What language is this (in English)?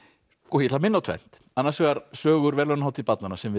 Icelandic